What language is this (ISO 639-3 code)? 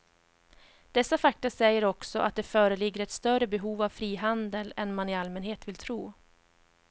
swe